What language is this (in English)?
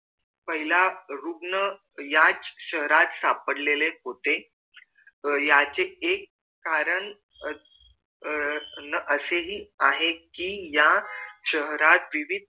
Marathi